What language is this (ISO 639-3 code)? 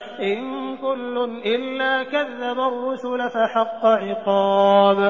ara